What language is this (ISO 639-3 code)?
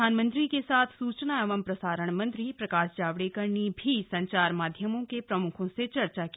hin